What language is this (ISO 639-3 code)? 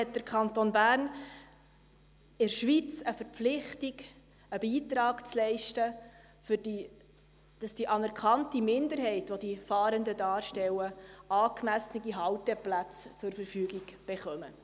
gsw